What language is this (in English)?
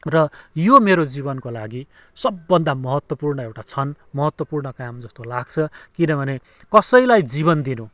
Nepali